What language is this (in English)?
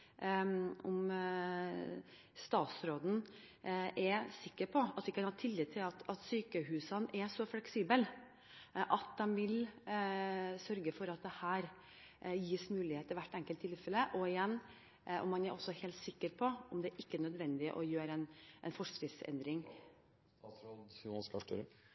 Norwegian Bokmål